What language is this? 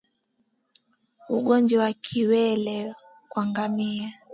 Swahili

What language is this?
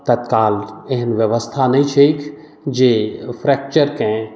Maithili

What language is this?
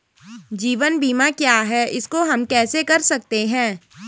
Hindi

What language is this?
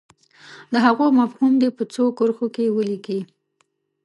Pashto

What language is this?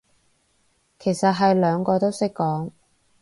Cantonese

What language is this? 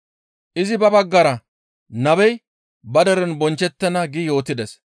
Gamo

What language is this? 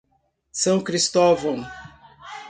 Portuguese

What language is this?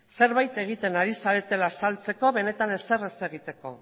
Basque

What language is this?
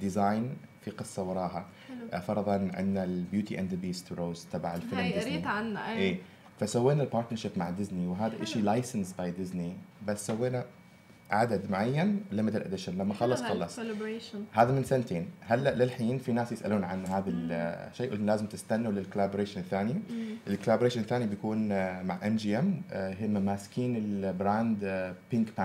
Arabic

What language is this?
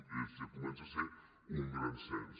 Catalan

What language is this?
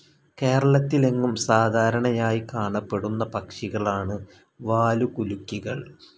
Malayalam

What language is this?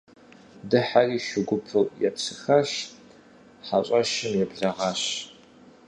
Kabardian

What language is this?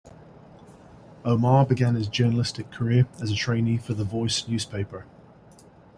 English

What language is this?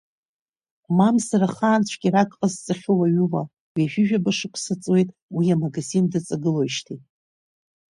Abkhazian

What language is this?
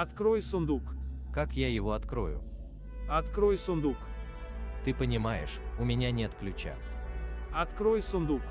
Russian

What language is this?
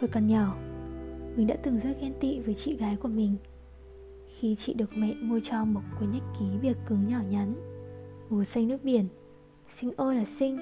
Vietnamese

